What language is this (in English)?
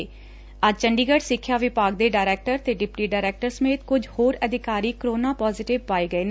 Punjabi